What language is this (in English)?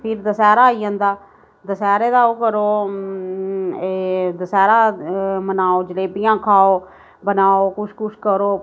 Dogri